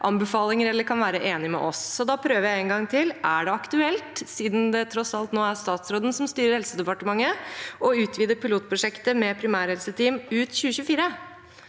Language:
Norwegian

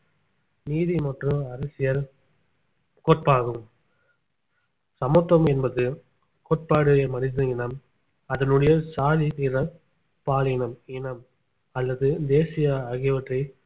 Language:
Tamil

